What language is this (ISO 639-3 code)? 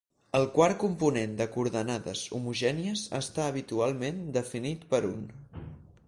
cat